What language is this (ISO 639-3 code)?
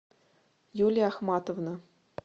rus